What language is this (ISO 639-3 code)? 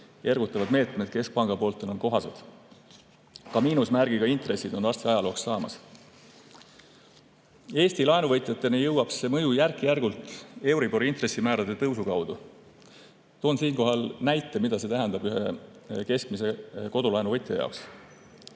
est